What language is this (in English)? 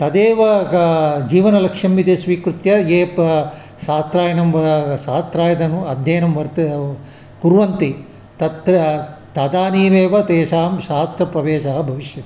Sanskrit